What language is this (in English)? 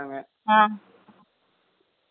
Tamil